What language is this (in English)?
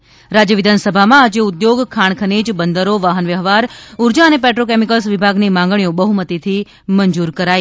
Gujarati